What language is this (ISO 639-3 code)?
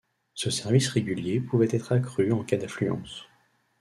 fra